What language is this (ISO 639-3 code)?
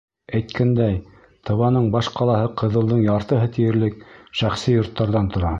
bak